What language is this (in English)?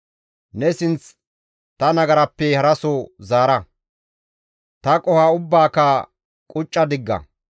Gamo